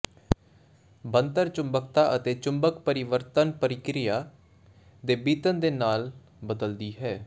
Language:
Punjabi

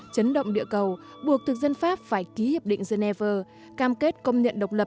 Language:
Vietnamese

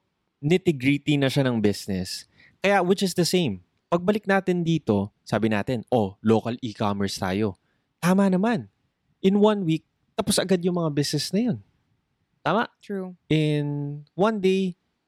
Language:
Filipino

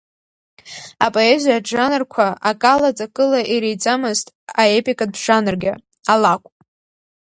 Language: Abkhazian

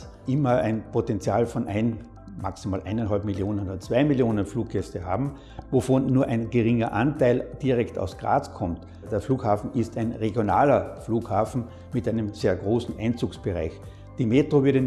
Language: German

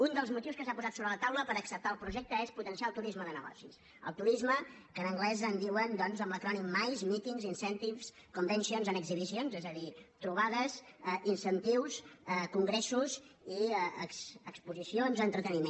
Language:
Catalan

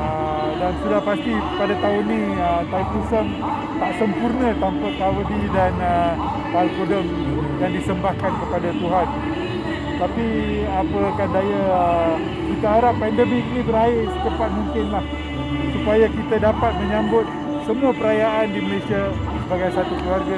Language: Malay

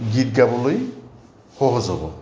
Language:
Assamese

